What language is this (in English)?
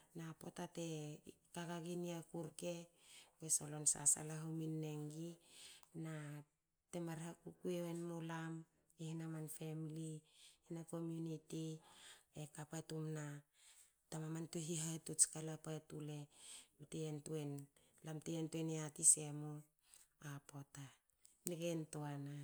Hakö